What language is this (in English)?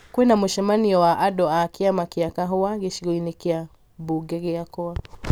Kikuyu